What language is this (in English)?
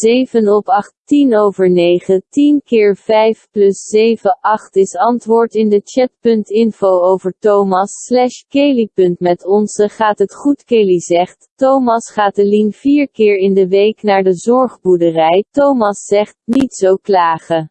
Dutch